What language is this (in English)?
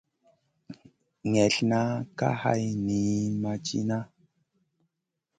Masana